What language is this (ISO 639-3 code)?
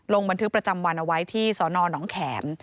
tha